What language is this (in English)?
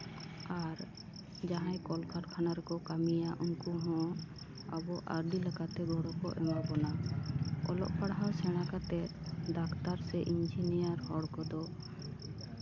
Santali